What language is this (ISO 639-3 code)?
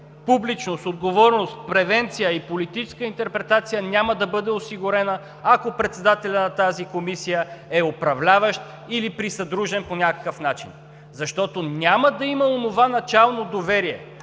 bul